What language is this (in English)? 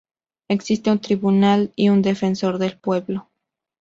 Spanish